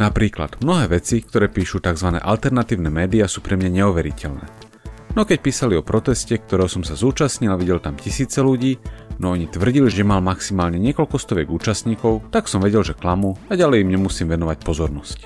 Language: Slovak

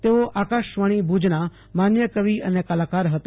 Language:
Gujarati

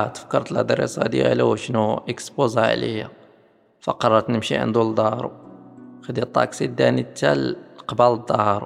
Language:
Arabic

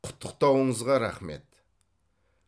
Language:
Kazakh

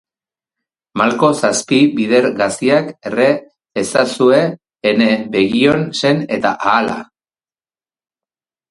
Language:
Basque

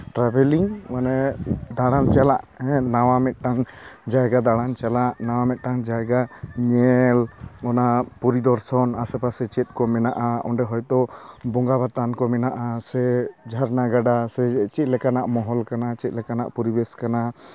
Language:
Santali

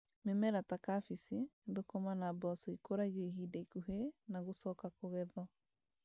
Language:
Kikuyu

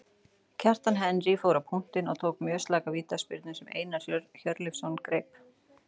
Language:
Icelandic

